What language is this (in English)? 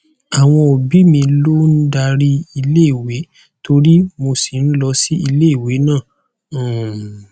Yoruba